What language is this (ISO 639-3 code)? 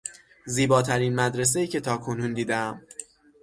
fas